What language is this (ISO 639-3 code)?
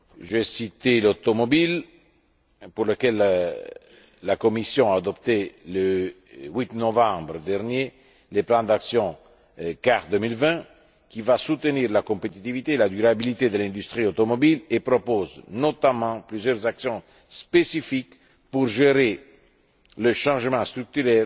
fra